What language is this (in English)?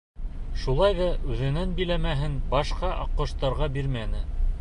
Bashkir